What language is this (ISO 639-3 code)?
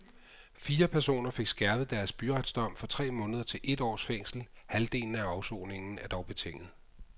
dan